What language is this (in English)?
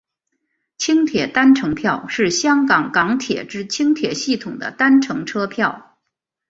Chinese